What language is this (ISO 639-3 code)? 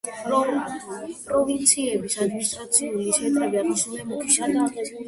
kat